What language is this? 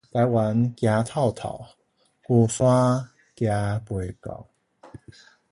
Min Nan Chinese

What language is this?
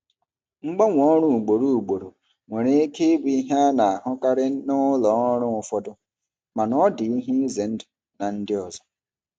Igbo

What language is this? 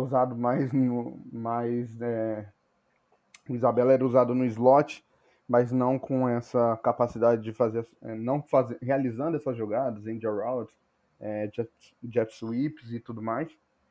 Portuguese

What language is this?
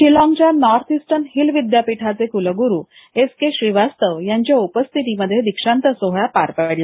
Marathi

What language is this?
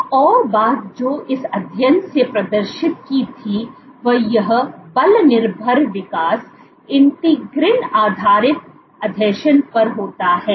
Hindi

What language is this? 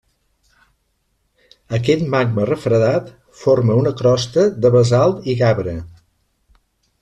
Catalan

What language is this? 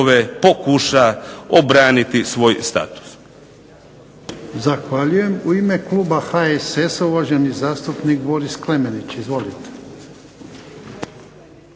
Croatian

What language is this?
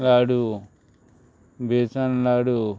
Konkani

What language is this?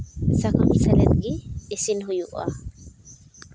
Santali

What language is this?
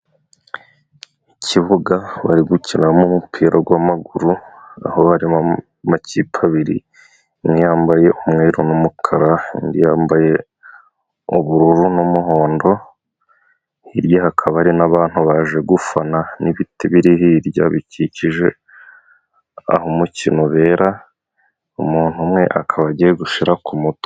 Kinyarwanda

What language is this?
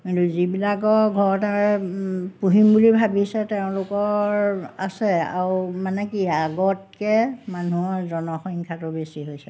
Assamese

